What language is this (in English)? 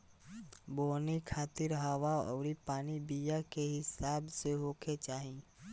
Bhojpuri